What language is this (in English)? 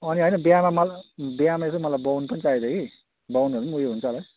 Nepali